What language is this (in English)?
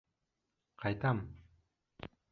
Bashkir